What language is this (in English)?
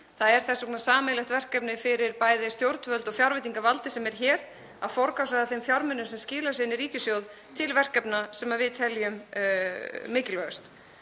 Icelandic